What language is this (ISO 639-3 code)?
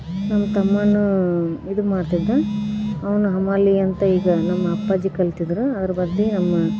kan